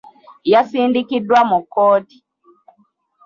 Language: Ganda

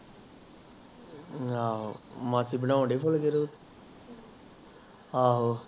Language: Punjabi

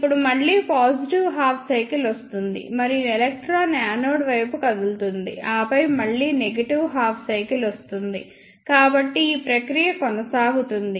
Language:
Telugu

